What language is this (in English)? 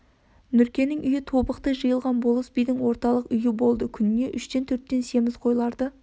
Kazakh